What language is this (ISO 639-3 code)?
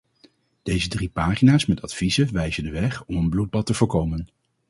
nld